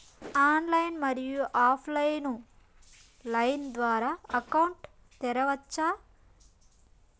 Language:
Telugu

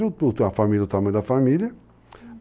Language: Portuguese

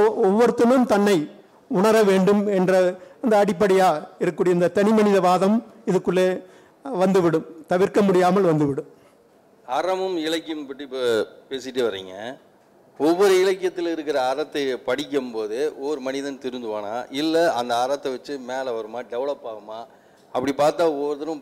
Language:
Tamil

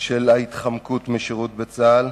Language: Hebrew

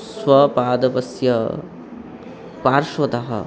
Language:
Sanskrit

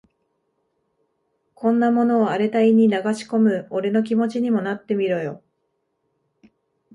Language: Japanese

